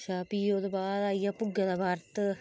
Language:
Dogri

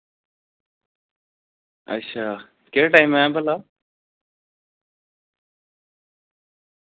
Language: Dogri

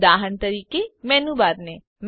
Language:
Gujarati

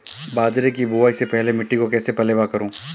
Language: Hindi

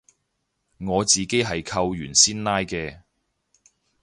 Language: Cantonese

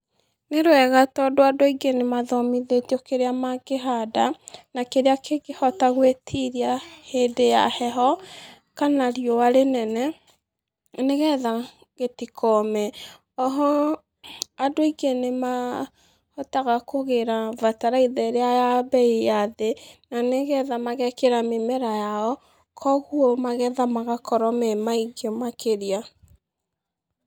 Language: Kikuyu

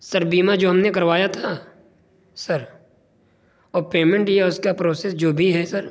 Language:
Urdu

